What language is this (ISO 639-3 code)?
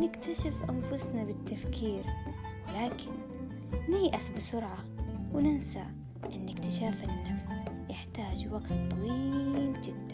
ara